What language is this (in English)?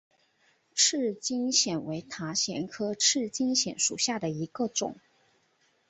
Chinese